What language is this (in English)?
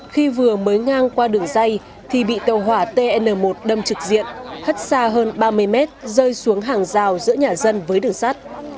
Vietnamese